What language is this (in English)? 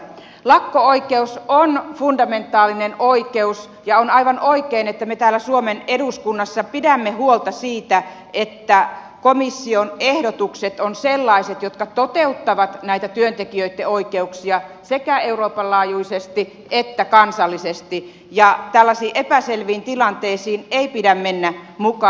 Finnish